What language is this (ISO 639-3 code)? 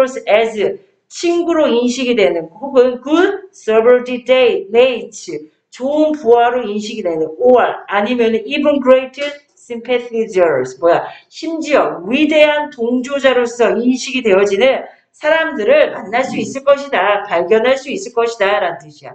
kor